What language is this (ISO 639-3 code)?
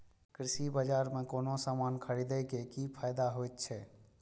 mai